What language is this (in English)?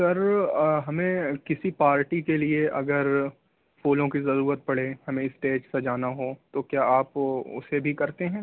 Urdu